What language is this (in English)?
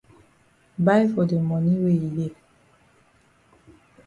Cameroon Pidgin